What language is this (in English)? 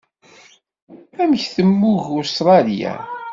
Kabyle